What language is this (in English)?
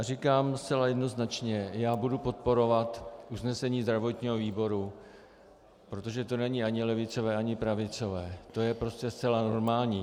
Czech